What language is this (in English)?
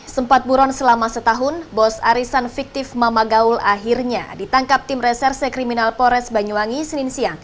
Indonesian